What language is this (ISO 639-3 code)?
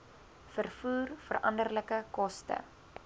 afr